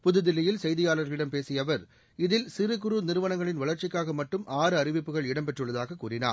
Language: Tamil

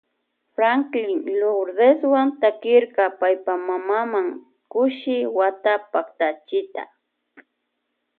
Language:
Loja Highland Quichua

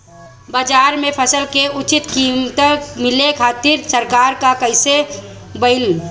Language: Bhojpuri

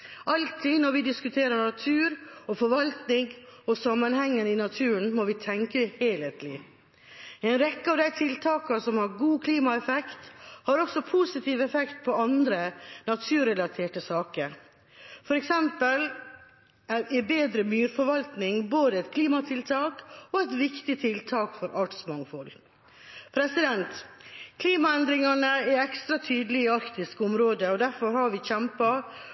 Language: Norwegian Bokmål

